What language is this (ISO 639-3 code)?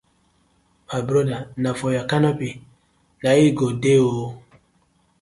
pcm